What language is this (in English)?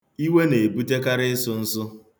Igbo